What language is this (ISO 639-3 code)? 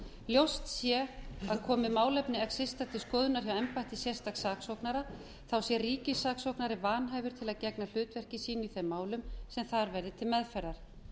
isl